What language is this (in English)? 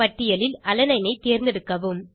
Tamil